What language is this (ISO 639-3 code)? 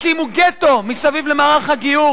heb